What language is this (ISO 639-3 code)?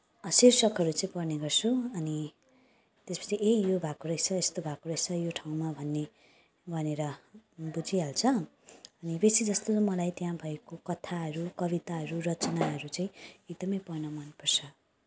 nep